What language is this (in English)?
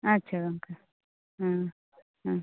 Santali